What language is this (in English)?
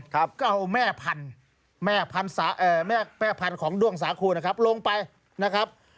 Thai